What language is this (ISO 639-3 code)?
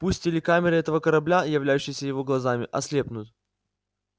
rus